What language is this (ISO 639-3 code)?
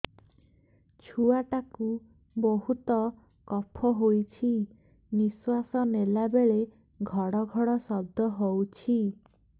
ori